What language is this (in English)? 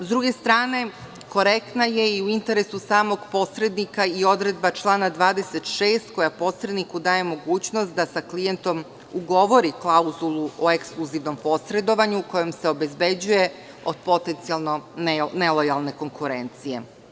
Serbian